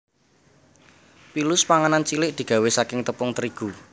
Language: Javanese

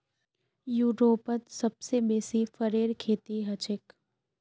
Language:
Magahi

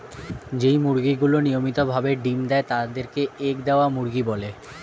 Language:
Bangla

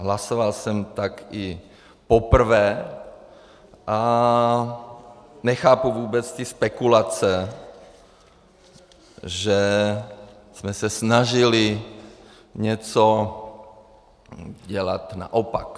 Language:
Czech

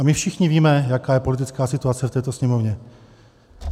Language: Czech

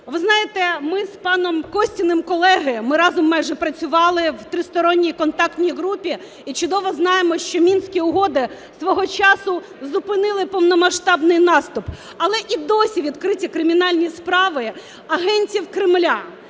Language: Ukrainian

